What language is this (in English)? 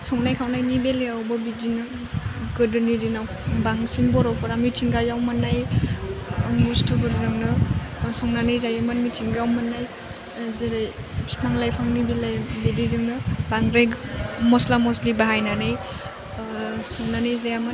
Bodo